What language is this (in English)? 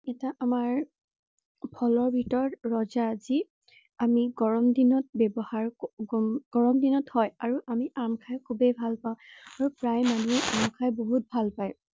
Assamese